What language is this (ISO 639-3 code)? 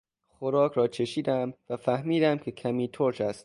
fas